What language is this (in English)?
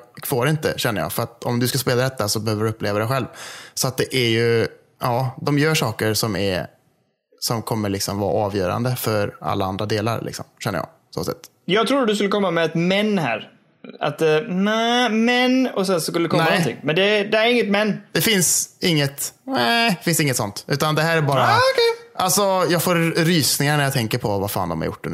Swedish